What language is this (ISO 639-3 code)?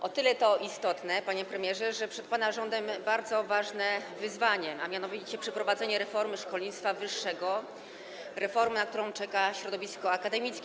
pol